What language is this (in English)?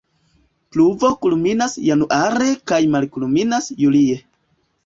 Esperanto